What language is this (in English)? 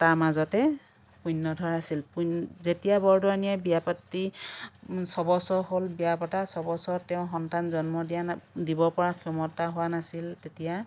Assamese